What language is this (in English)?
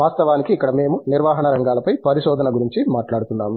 Telugu